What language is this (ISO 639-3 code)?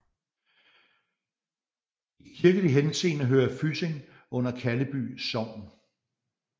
dan